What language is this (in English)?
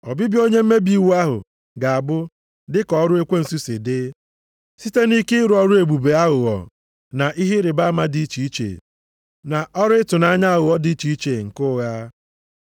Igbo